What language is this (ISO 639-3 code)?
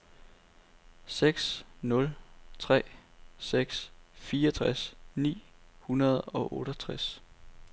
dan